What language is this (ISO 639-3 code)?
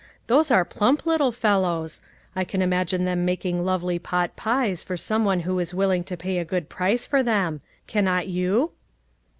eng